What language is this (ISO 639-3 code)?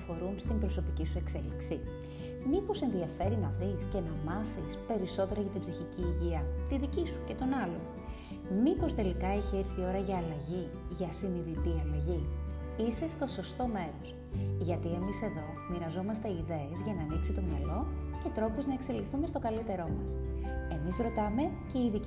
ell